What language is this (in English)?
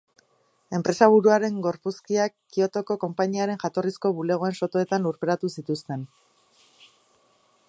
Basque